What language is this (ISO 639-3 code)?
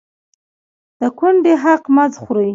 pus